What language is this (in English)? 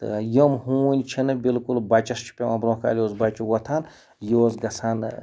Kashmiri